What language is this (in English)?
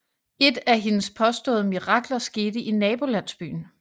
Danish